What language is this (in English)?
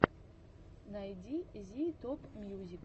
Russian